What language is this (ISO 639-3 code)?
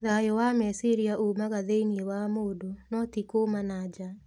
kik